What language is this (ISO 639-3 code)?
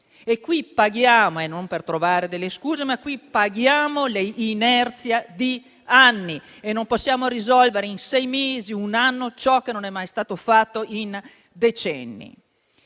ita